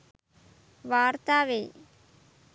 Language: Sinhala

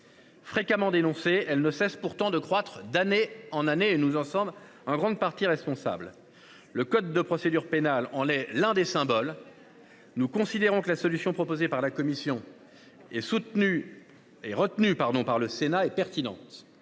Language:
French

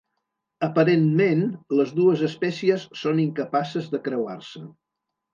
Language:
Catalan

